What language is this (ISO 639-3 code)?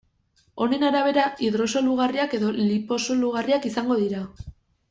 eus